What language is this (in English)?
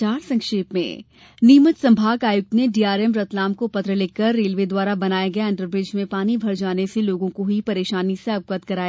Hindi